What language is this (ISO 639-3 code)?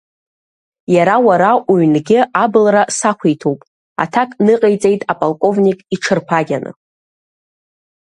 abk